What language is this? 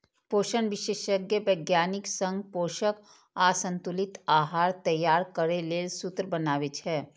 Maithili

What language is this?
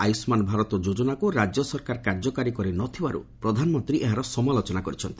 Odia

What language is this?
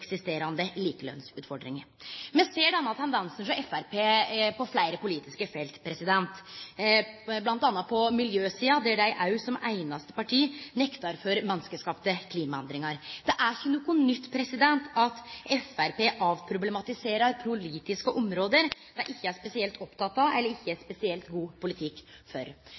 Norwegian Nynorsk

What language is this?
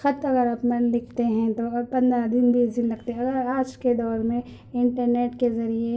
Urdu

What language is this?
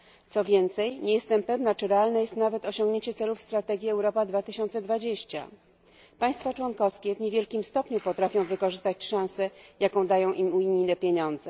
Polish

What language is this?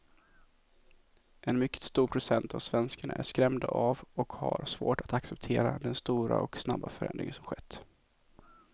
Swedish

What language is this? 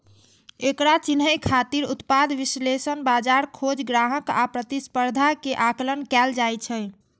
Maithili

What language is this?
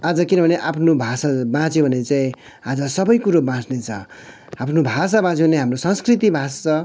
Nepali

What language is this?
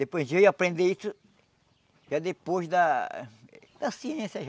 Portuguese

